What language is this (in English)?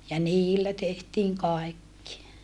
Finnish